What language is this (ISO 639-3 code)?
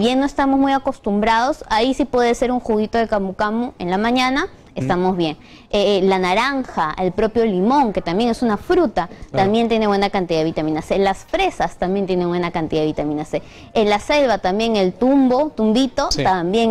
spa